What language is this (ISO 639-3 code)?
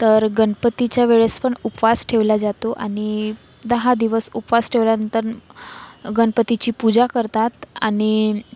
mar